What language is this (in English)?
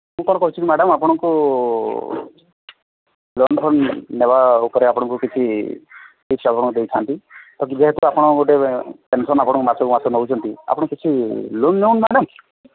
Odia